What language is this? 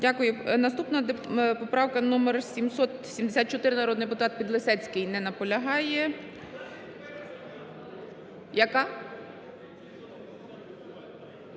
Ukrainian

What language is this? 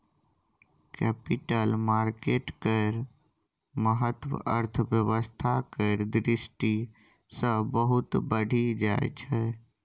Maithili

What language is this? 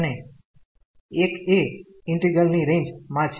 Gujarati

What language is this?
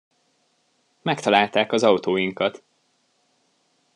Hungarian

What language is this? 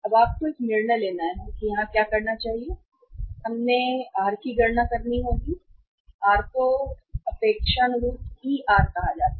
Hindi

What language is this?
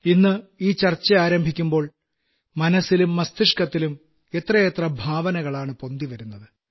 Malayalam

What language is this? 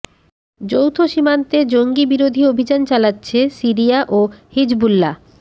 Bangla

